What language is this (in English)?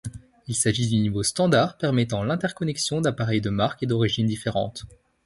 French